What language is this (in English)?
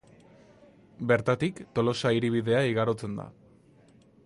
Basque